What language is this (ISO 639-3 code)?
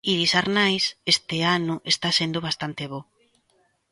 glg